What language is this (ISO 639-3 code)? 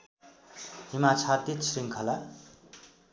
nep